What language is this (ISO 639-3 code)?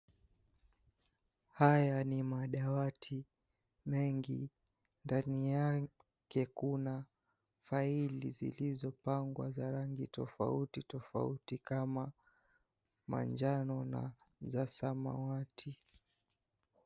swa